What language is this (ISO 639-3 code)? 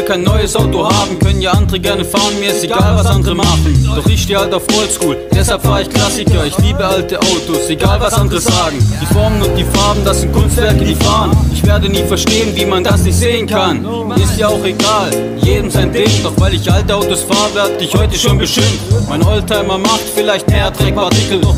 deu